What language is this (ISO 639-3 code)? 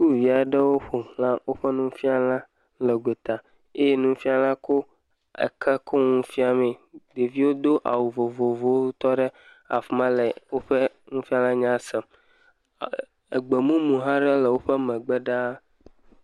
ewe